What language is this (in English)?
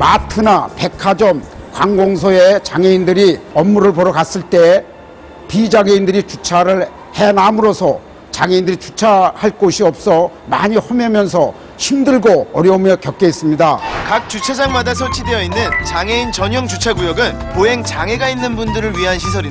Korean